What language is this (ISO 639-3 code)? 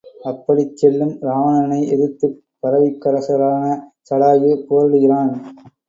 tam